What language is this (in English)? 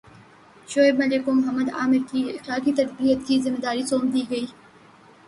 Urdu